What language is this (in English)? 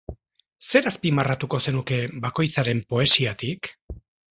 Basque